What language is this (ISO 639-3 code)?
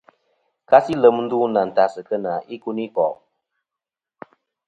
bkm